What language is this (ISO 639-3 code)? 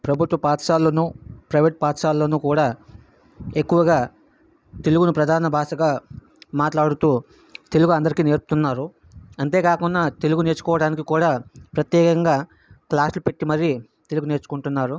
tel